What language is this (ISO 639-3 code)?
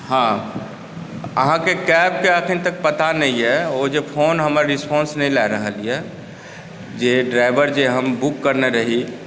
mai